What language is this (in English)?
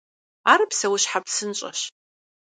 Kabardian